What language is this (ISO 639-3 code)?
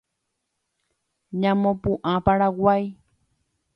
grn